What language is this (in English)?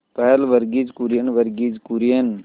Hindi